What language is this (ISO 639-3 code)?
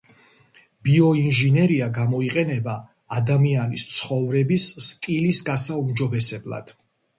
kat